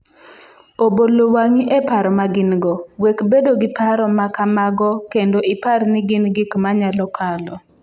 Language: Luo (Kenya and Tanzania)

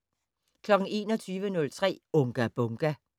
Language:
Danish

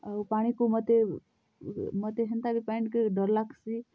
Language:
Odia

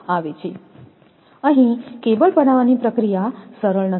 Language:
Gujarati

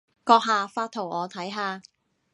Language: Cantonese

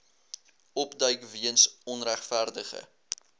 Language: Afrikaans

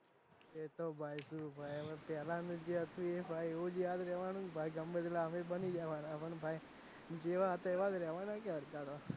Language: Gujarati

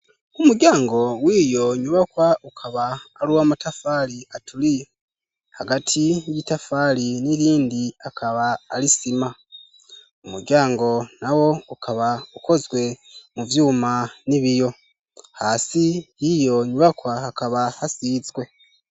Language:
Rundi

